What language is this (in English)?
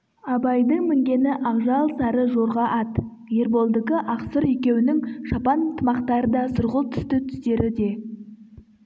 Kazakh